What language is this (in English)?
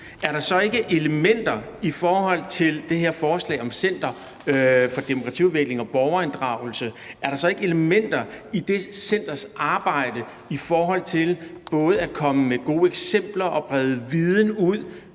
Danish